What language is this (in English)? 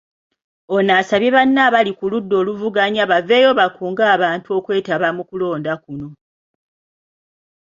Ganda